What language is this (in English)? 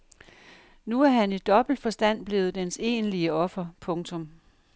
Danish